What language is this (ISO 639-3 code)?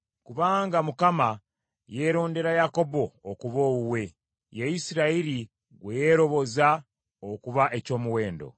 lug